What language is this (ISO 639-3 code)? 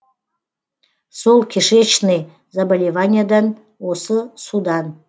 kaz